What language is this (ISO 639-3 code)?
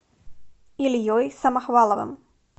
rus